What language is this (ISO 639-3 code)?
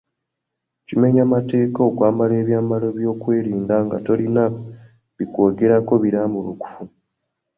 lug